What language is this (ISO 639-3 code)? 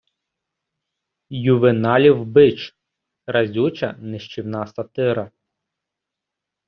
ukr